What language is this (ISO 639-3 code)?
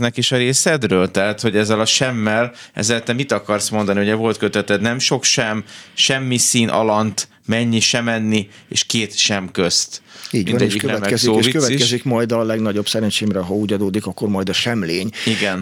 hun